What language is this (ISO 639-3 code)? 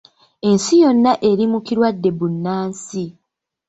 lug